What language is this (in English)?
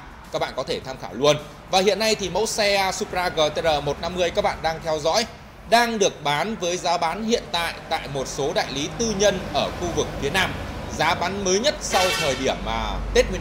Vietnamese